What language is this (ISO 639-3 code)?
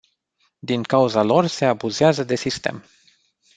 ron